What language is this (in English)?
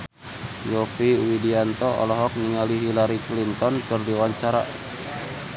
Sundanese